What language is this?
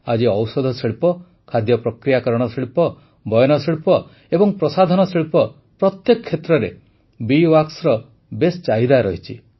Odia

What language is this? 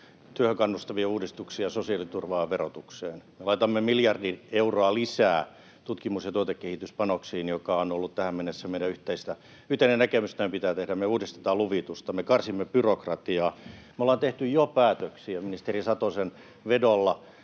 Finnish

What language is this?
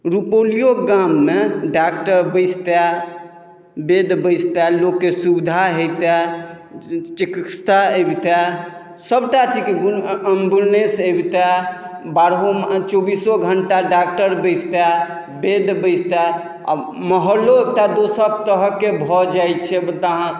Maithili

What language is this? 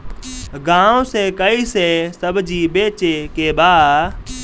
Bhojpuri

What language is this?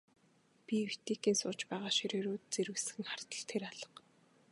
Mongolian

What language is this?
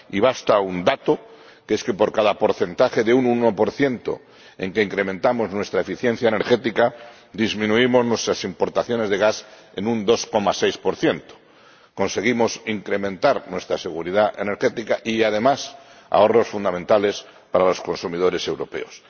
Spanish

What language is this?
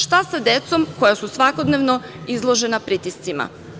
Serbian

